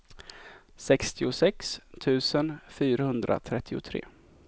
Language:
Swedish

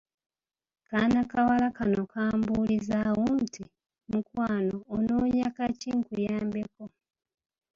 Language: Ganda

